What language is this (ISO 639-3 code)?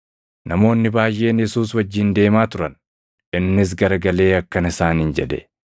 orm